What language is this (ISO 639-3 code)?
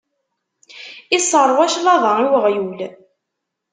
kab